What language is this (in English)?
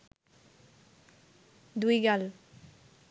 Bangla